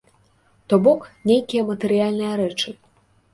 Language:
Belarusian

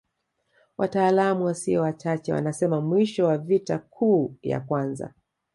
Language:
Swahili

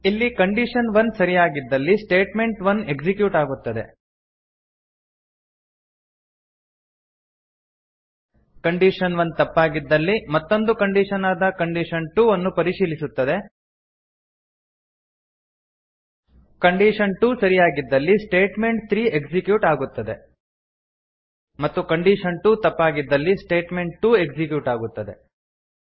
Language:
Kannada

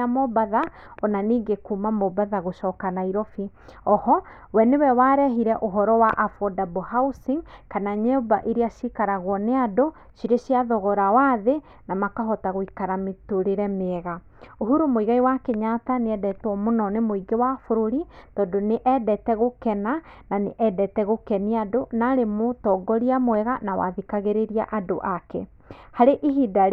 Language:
Kikuyu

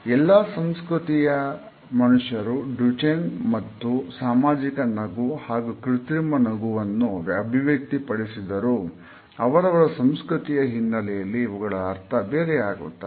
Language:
Kannada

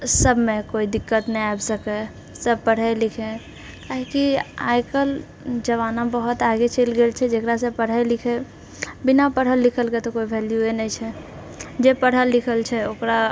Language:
Maithili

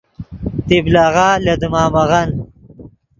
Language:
Yidgha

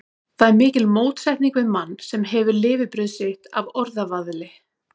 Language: Icelandic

